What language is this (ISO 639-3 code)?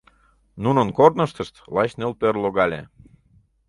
chm